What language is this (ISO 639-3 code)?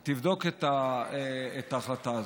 heb